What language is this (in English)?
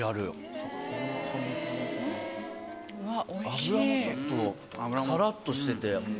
Japanese